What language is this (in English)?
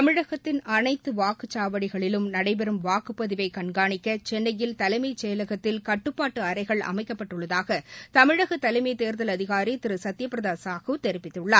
Tamil